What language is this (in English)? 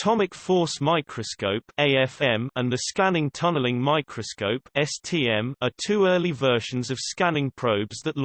English